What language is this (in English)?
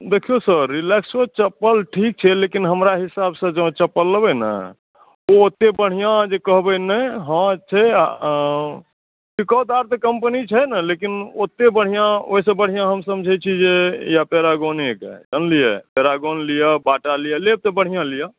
Maithili